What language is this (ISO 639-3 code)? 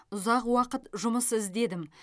kaz